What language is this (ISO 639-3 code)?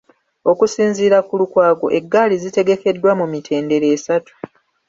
lug